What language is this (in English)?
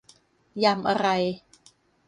Thai